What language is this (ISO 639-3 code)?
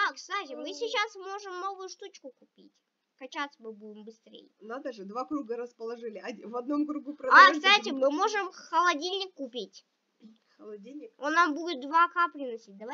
rus